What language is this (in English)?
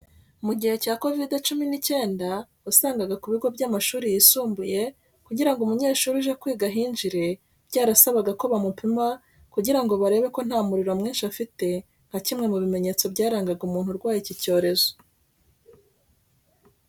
Kinyarwanda